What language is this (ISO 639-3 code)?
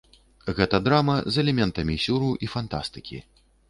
bel